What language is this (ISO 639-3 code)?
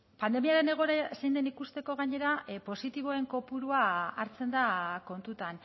eus